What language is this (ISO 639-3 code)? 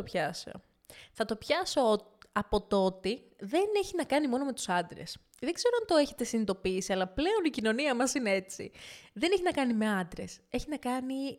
ell